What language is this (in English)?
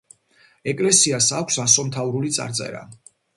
Georgian